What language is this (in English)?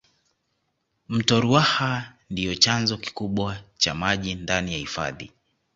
Swahili